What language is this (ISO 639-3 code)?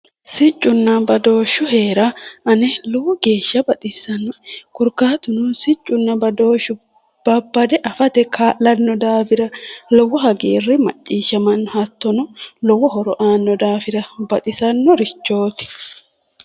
sid